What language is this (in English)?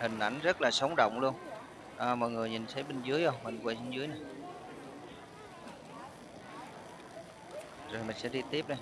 Vietnamese